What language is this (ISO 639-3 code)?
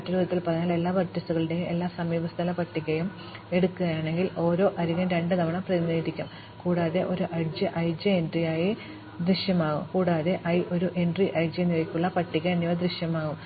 mal